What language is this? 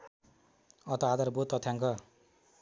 Nepali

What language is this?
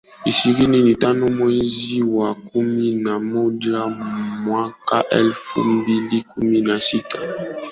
Swahili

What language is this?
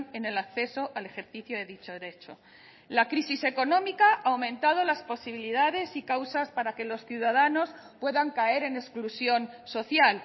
Spanish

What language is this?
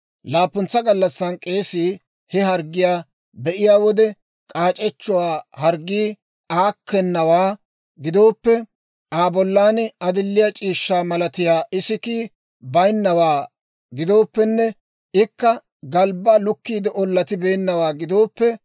Dawro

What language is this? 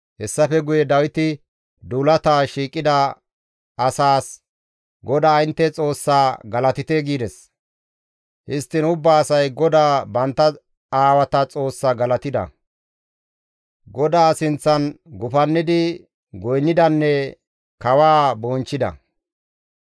Gamo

